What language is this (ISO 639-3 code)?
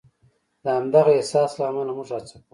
pus